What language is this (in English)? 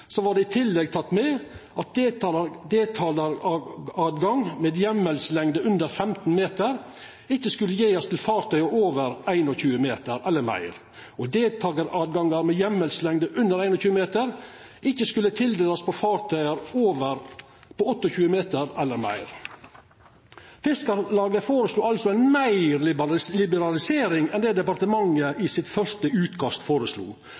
Norwegian Nynorsk